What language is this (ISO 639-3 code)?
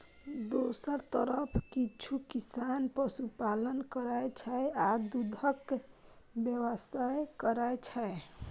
mai